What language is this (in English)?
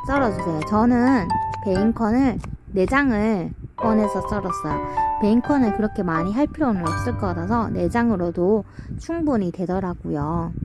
Korean